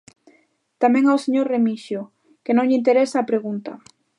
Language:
Galician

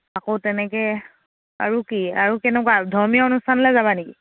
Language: Assamese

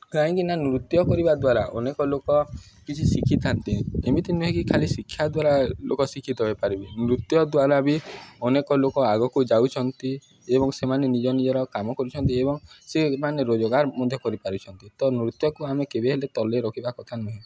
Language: Odia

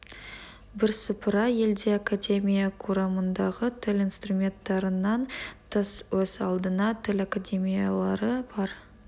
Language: Kazakh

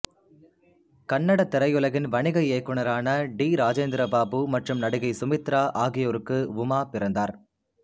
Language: Tamil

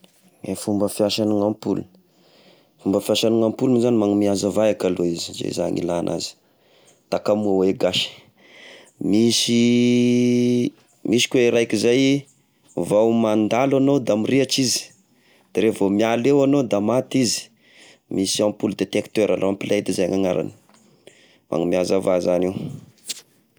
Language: Tesaka Malagasy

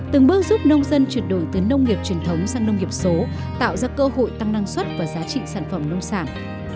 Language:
Vietnamese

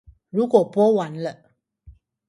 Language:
Chinese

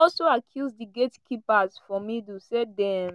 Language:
Nigerian Pidgin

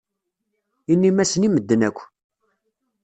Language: Kabyle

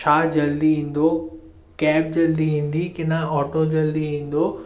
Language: Sindhi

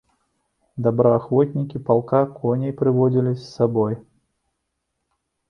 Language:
Belarusian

